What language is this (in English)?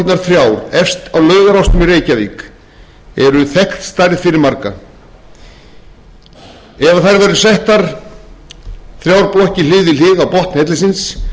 Icelandic